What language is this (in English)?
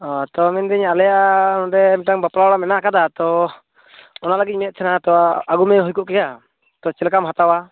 Santali